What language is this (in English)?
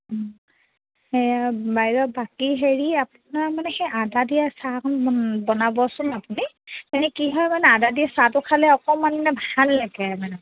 Assamese